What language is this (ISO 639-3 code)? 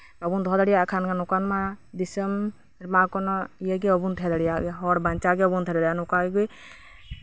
sat